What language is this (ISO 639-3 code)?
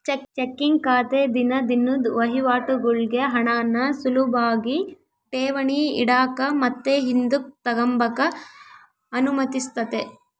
kan